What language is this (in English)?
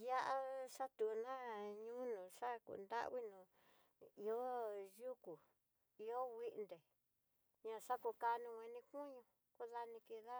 Tidaá Mixtec